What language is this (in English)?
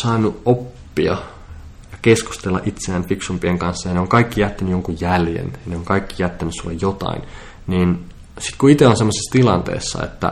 Finnish